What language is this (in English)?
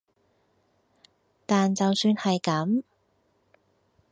Cantonese